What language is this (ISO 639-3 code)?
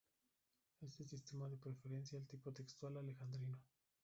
spa